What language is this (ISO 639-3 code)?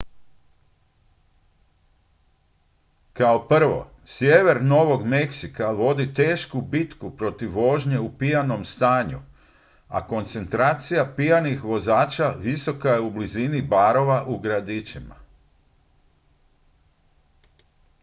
hrv